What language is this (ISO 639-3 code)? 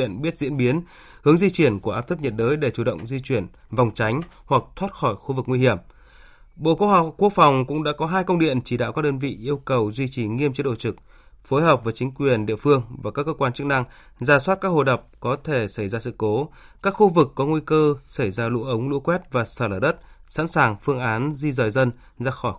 vie